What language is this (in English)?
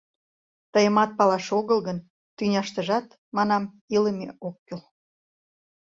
Mari